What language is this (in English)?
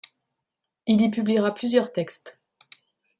French